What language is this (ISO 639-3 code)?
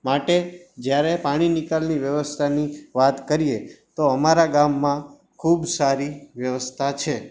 guj